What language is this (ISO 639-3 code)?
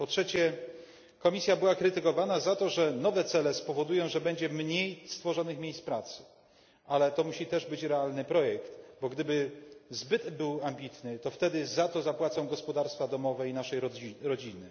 pol